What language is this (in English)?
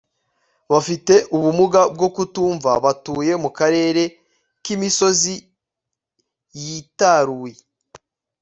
Kinyarwanda